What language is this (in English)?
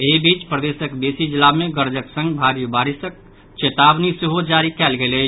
Maithili